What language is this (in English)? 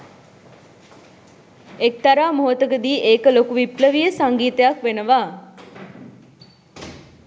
Sinhala